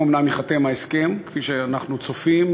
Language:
Hebrew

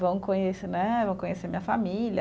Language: Portuguese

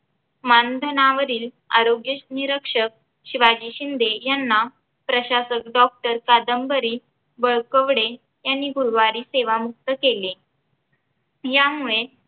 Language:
Marathi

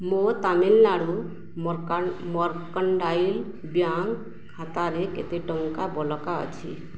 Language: Odia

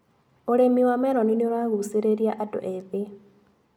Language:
Kikuyu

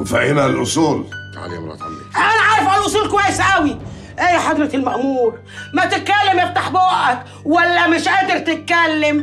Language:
Arabic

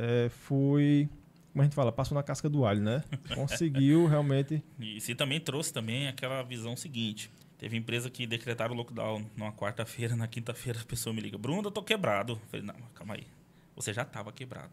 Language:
Portuguese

